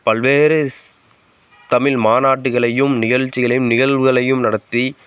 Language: Tamil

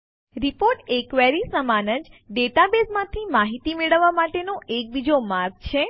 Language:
Gujarati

